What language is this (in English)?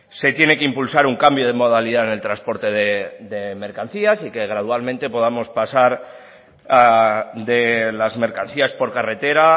Spanish